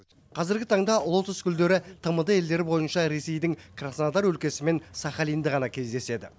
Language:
Kazakh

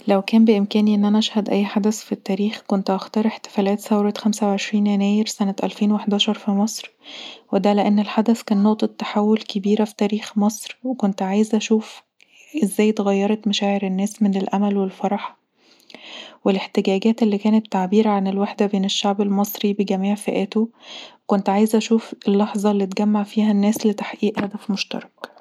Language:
Egyptian Arabic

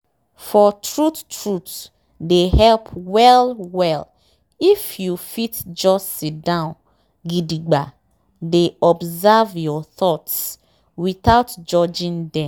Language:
Nigerian Pidgin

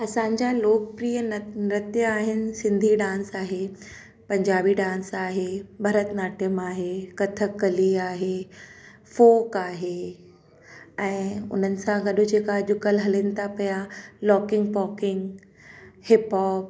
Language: Sindhi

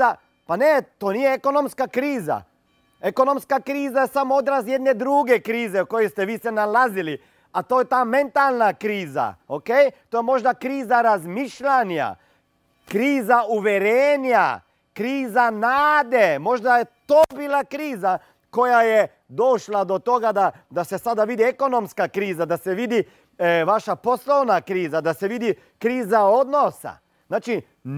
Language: Croatian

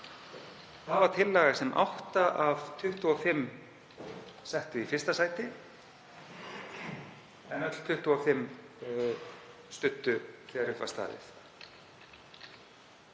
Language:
Icelandic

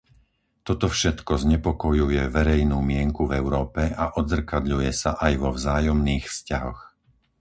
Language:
Slovak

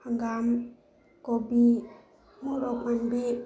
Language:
Manipuri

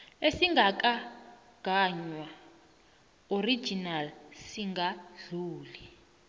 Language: South Ndebele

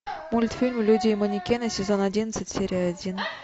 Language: Russian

